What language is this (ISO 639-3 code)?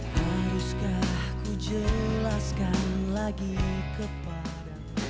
ind